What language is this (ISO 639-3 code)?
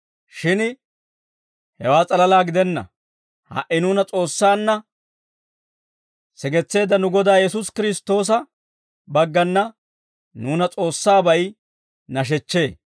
dwr